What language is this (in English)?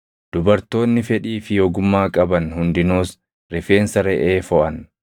Oromo